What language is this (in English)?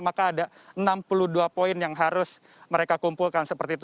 Indonesian